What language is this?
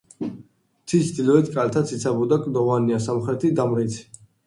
Georgian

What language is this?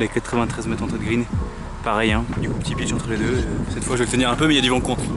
French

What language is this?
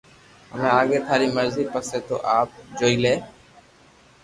Loarki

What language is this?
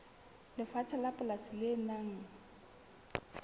Southern Sotho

